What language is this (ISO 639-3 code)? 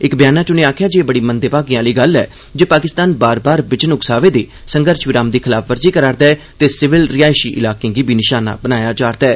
doi